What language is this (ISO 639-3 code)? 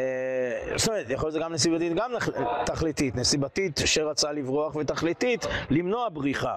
heb